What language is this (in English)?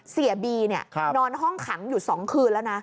Thai